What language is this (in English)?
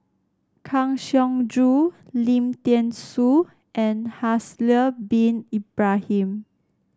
English